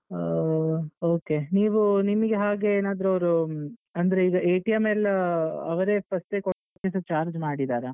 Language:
Kannada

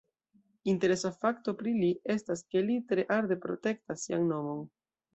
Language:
Esperanto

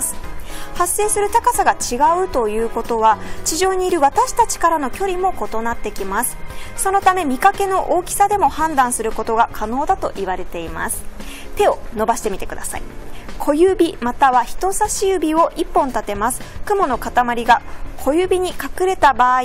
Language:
Japanese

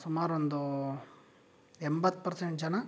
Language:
Kannada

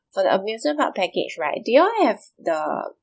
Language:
English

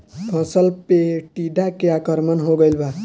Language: Bhojpuri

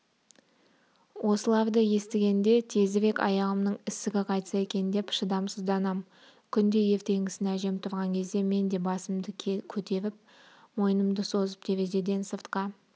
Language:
Kazakh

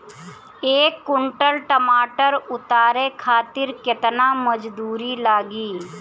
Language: Bhojpuri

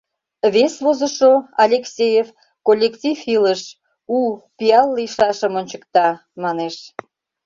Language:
Mari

